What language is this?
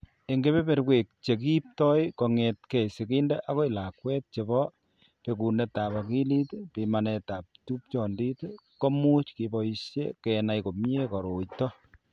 Kalenjin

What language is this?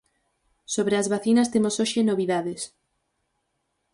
Galician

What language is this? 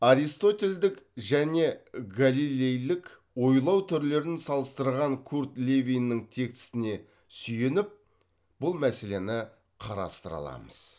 Kazakh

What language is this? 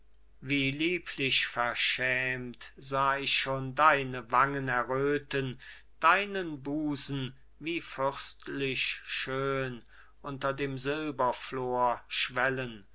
German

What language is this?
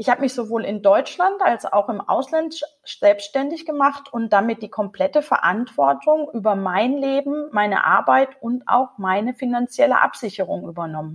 German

